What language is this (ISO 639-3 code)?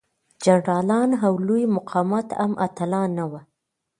pus